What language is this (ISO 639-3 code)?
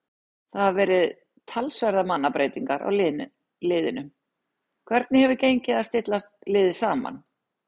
isl